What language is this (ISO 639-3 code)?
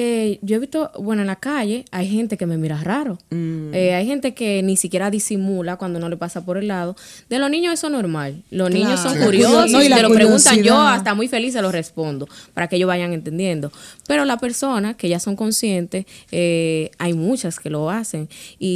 spa